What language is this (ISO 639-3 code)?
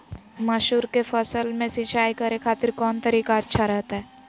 mag